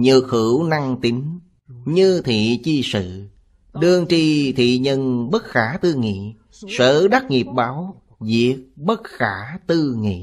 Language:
Vietnamese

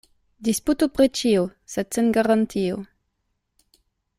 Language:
Esperanto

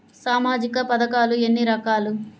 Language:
Telugu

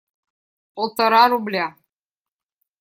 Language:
Russian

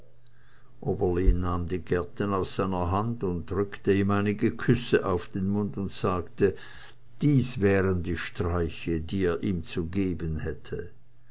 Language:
German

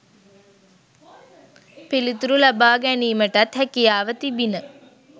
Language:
Sinhala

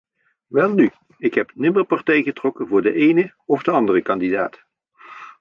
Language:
Dutch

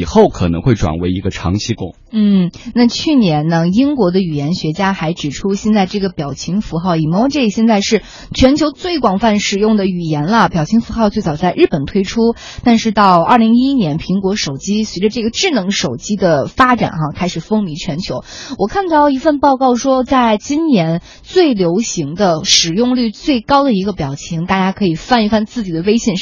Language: Chinese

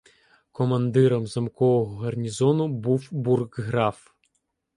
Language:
Ukrainian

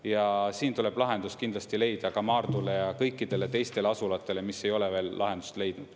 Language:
Estonian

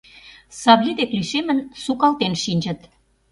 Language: Mari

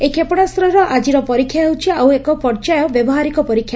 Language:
Odia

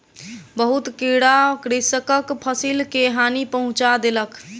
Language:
Maithili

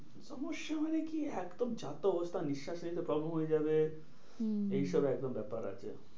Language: Bangla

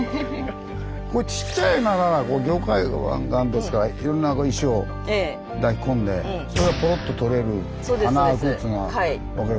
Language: Japanese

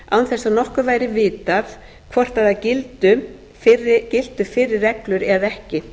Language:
Icelandic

